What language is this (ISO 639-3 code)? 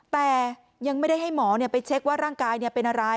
tha